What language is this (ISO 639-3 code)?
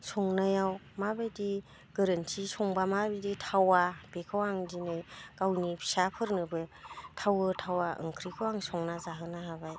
brx